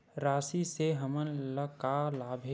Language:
Chhattisgarhi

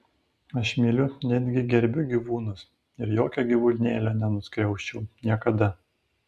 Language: Lithuanian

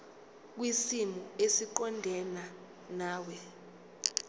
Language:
Zulu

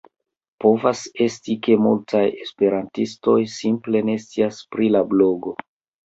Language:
Esperanto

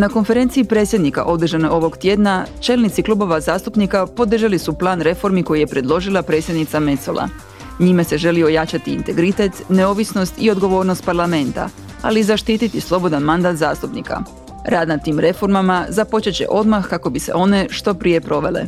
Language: Croatian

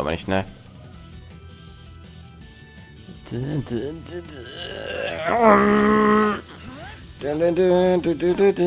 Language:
German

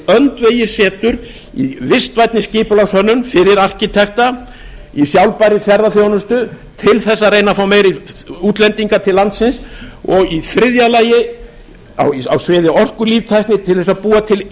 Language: Icelandic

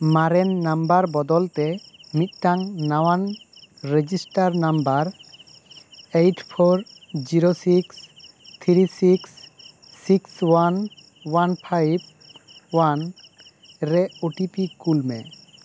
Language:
Santali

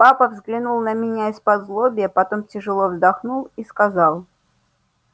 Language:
Russian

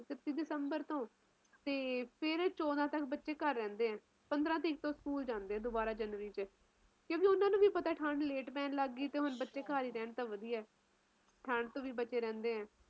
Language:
Punjabi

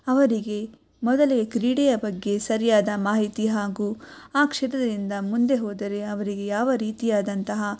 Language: Kannada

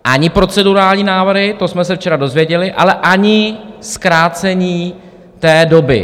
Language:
Czech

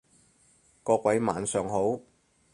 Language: Cantonese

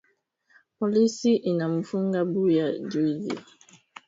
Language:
Swahili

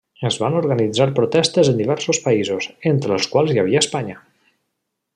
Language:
Catalan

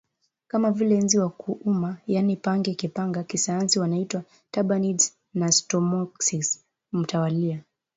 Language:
Swahili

